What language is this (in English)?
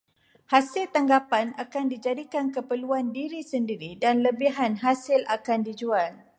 Malay